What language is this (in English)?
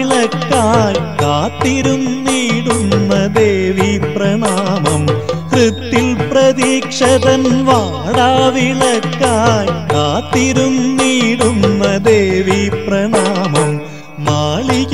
Malayalam